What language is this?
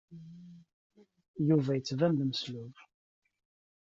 Kabyle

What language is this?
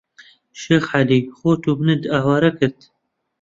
Central Kurdish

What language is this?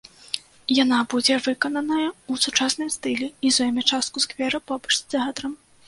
Belarusian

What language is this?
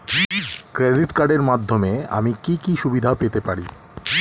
Bangla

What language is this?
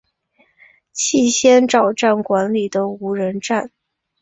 Chinese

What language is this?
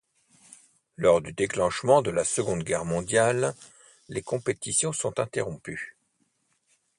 French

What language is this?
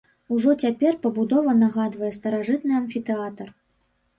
Belarusian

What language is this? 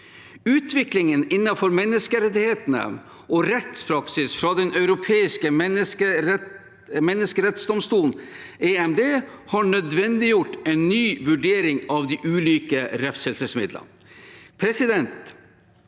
Norwegian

